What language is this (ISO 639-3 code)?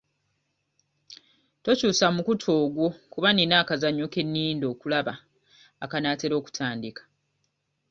lug